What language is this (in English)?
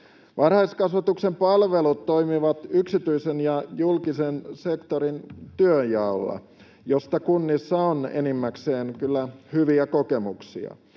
Finnish